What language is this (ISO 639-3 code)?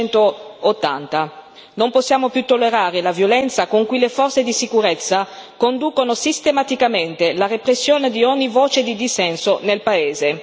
ita